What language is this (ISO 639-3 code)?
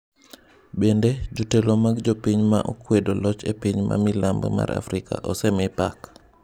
luo